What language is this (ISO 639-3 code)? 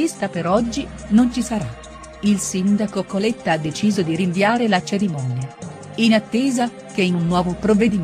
ita